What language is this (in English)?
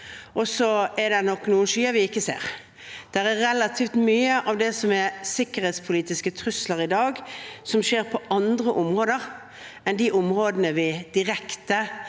Norwegian